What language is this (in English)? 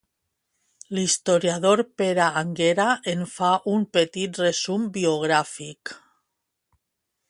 Catalan